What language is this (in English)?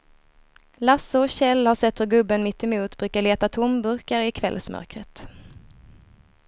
Swedish